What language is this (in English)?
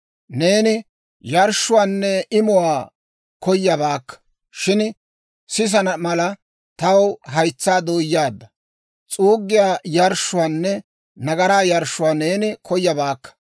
Dawro